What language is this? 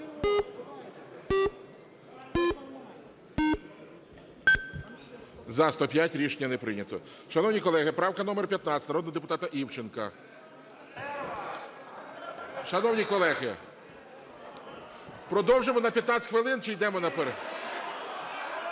Ukrainian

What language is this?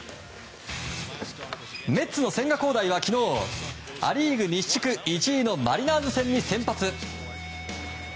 Japanese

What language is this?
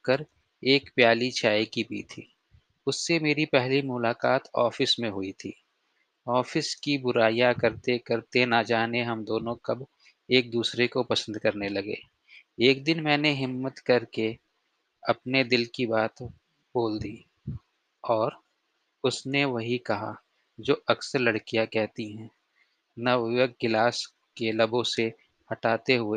Hindi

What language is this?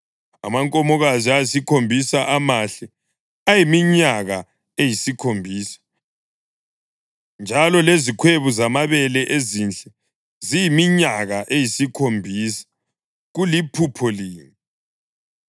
North Ndebele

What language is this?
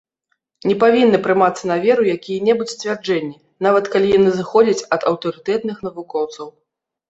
Belarusian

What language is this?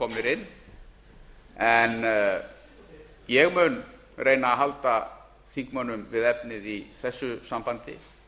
Icelandic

